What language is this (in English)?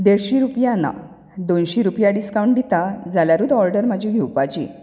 Konkani